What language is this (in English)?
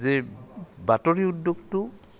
Assamese